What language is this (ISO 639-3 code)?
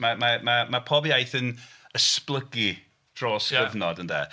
cym